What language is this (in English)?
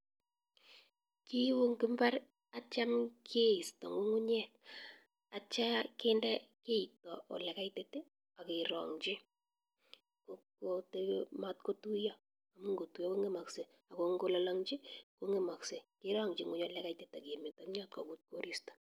Kalenjin